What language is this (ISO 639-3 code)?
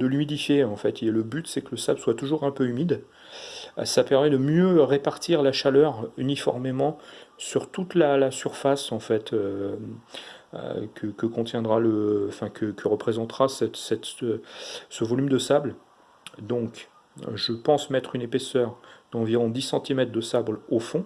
fra